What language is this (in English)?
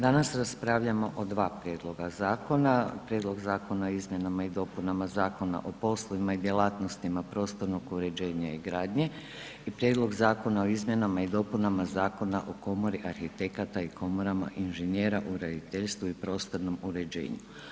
Croatian